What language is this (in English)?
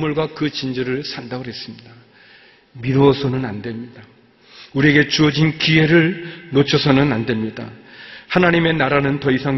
Korean